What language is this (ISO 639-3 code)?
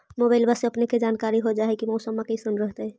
mag